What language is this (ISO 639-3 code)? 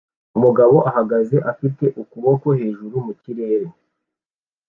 kin